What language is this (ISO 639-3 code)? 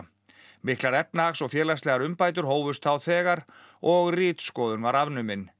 isl